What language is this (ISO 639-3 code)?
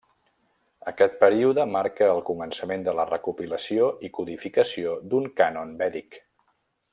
cat